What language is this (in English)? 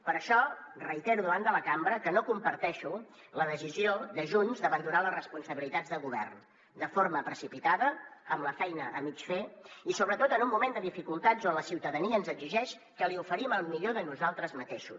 Catalan